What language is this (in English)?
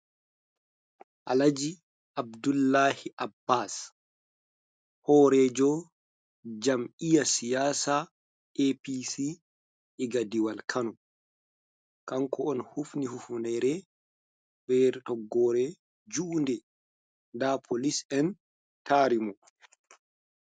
Fula